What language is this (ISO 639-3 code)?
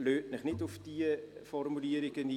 gsw